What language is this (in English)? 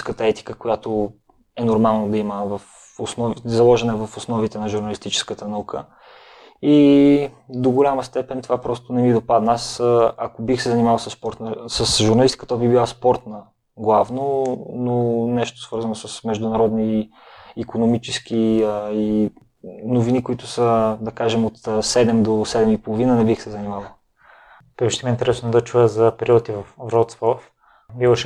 Bulgarian